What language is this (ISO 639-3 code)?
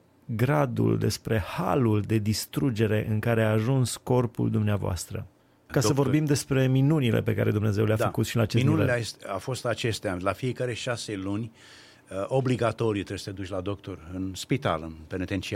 ron